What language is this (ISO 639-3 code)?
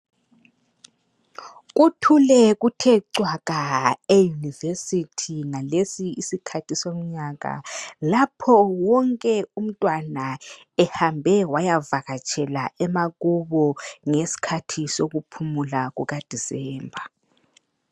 nde